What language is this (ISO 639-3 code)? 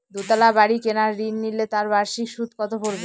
ben